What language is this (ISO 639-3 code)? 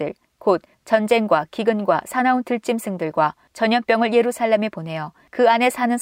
kor